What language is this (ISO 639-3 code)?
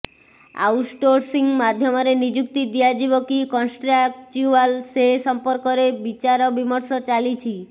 ori